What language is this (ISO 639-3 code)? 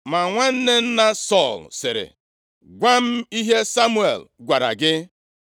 ibo